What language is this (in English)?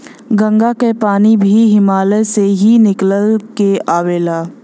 Bhojpuri